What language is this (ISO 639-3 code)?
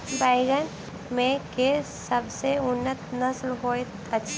mai